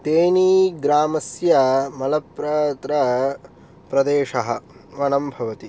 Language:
Sanskrit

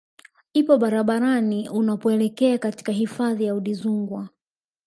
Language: Swahili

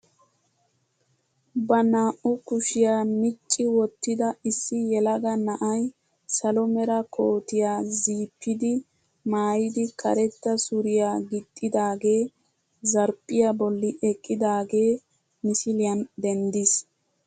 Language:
Wolaytta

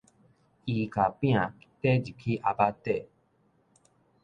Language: Min Nan Chinese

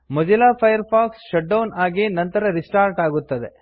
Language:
Kannada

